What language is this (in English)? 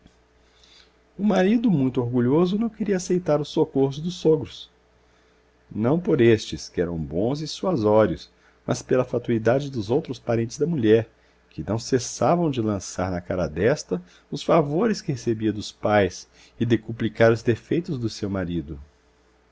Portuguese